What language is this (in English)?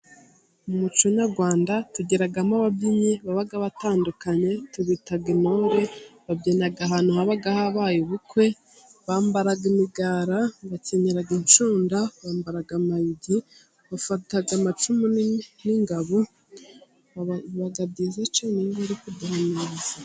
Kinyarwanda